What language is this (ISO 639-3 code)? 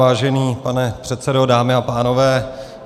ces